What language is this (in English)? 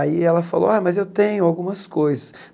Portuguese